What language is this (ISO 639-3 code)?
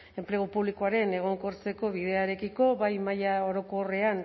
eus